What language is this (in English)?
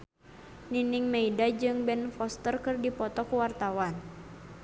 Sundanese